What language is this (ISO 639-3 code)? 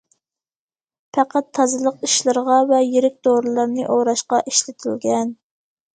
uig